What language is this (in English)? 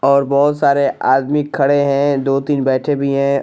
Hindi